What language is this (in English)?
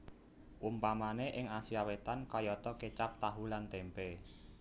Javanese